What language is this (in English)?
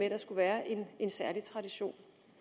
Danish